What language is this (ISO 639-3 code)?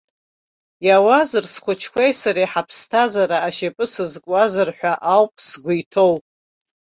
abk